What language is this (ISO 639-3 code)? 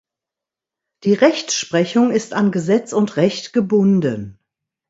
deu